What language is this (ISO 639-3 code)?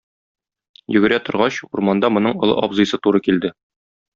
tat